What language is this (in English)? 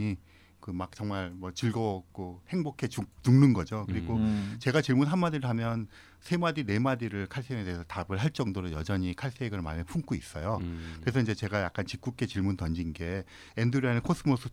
Korean